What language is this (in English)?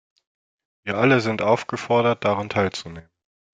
German